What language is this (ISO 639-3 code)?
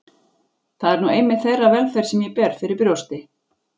isl